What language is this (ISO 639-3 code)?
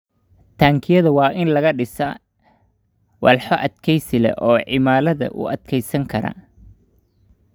som